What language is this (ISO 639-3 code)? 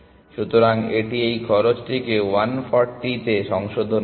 ben